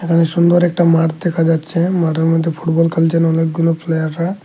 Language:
Bangla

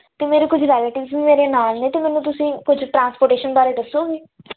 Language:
Punjabi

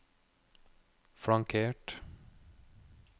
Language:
Norwegian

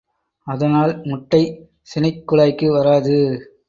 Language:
Tamil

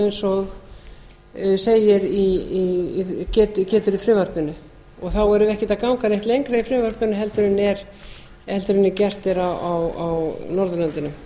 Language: Icelandic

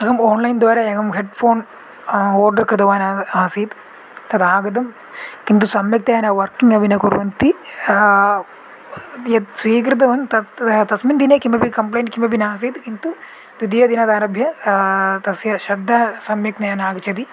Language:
Sanskrit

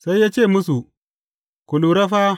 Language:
Hausa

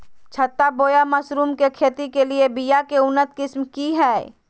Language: Magahi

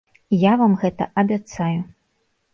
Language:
Belarusian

